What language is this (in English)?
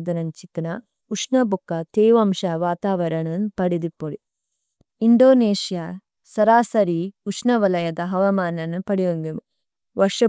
Tulu